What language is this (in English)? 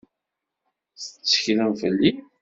Kabyle